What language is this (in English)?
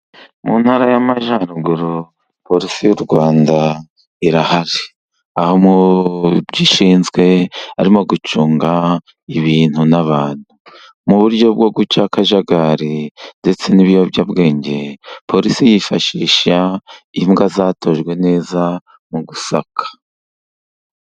Kinyarwanda